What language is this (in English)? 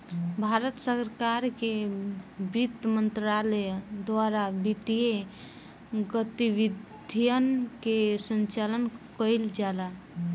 Bhojpuri